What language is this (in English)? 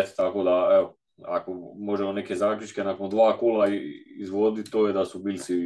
Croatian